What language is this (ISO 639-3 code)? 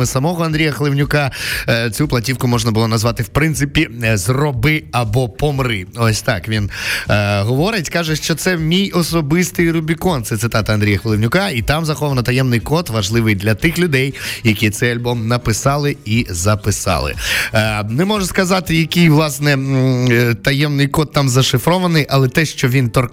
ukr